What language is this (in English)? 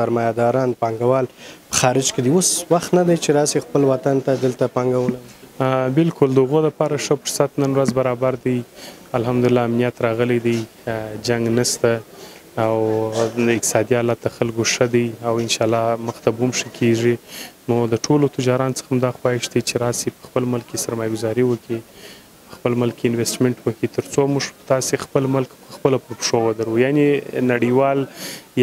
Persian